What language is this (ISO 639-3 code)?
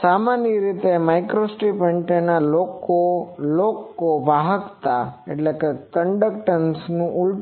guj